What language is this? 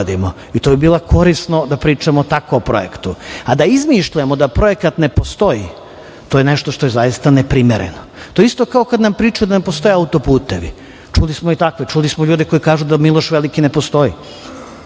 Serbian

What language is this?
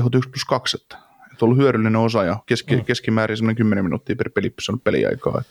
Finnish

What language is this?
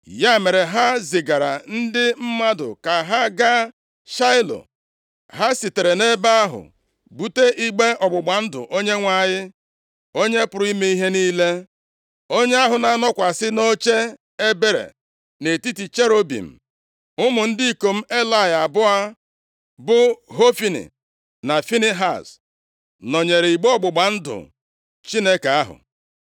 Igbo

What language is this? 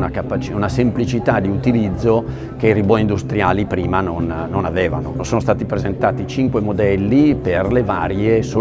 Italian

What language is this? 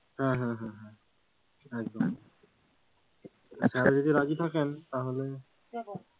Bangla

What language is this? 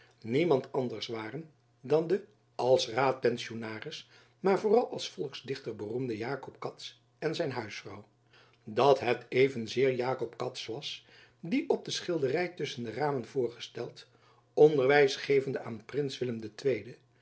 Dutch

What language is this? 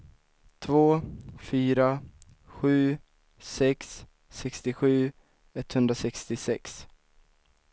Swedish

